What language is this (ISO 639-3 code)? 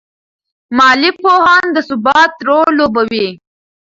pus